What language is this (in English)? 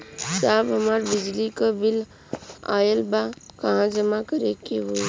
Bhojpuri